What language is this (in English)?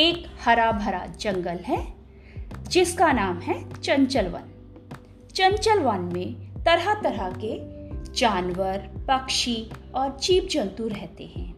Hindi